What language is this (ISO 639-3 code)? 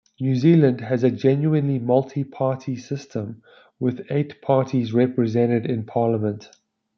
eng